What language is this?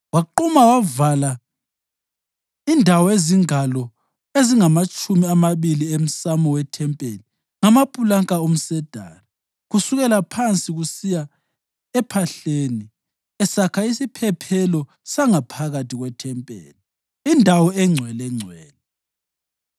North Ndebele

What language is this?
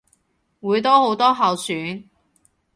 Cantonese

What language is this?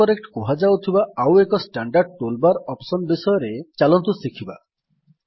Odia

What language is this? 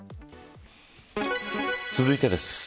Japanese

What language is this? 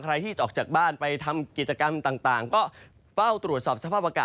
Thai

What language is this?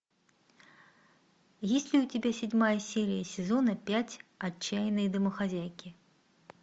Russian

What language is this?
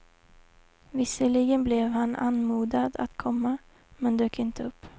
Swedish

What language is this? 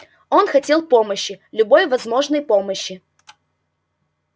Russian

